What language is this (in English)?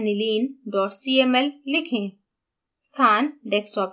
Hindi